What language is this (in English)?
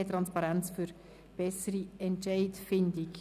Swiss German